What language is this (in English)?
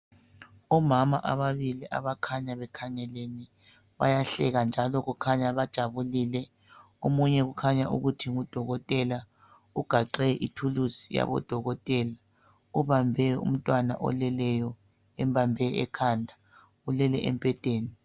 North Ndebele